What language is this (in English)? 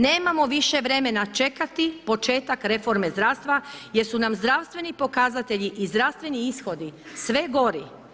Croatian